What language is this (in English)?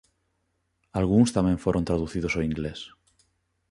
Galician